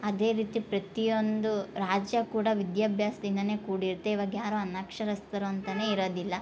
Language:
Kannada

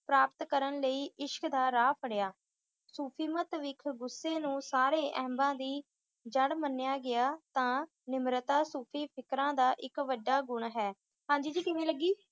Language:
Punjabi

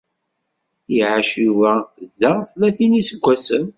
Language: Kabyle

